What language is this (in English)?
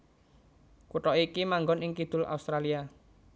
Javanese